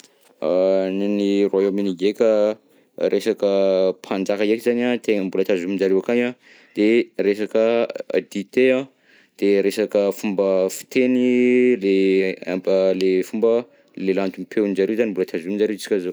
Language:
Southern Betsimisaraka Malagasy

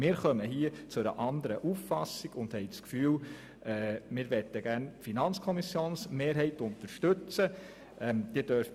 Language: Swiss German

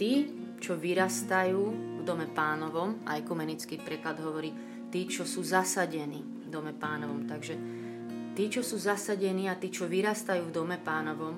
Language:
Slovak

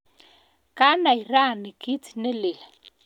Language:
Kalenjin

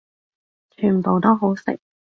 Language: Cantonese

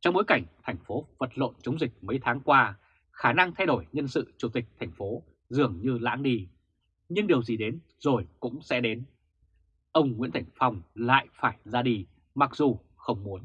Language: Vietnamese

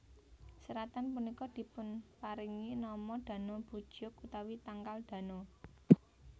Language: Javanese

